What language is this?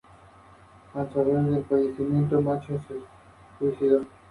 Spanish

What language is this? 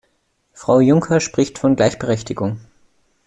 German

